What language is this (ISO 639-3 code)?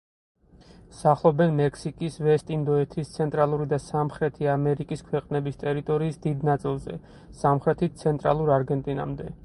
kat